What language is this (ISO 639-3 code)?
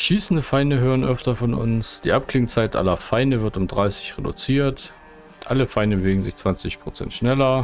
deu